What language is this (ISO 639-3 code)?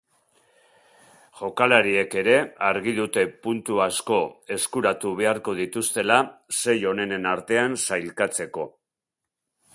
eus